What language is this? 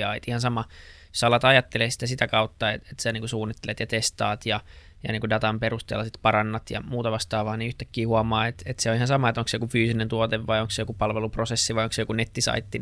Finnish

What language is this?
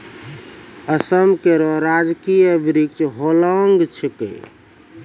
Maithili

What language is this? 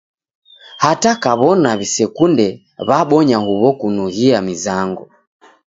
Taita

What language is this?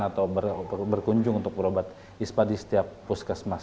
Indonesian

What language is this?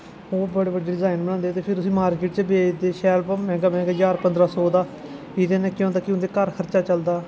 Dogri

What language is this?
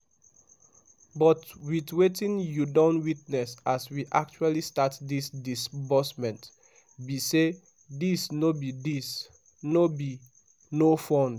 Nigerian Pidgin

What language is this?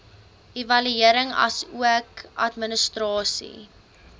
Afrikaans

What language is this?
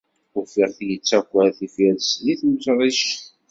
Kabyle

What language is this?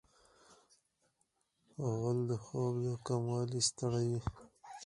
Pashto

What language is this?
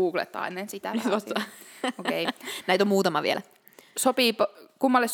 Finnish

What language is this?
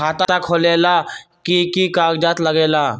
Magahi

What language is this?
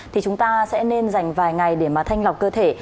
Vietnamese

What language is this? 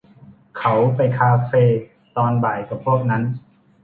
Thai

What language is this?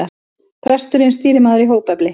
Icelandic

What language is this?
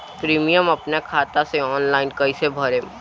Bhojpuri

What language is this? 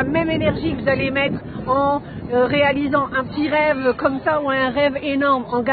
French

